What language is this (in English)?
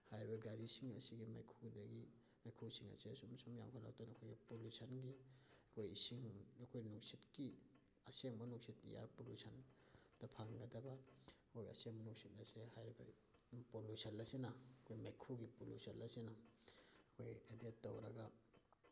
Manipuri